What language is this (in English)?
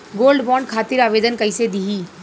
Bhojpuri